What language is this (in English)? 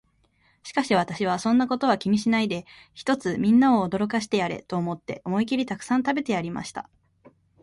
Japanese